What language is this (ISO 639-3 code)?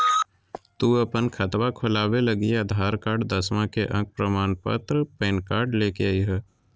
mag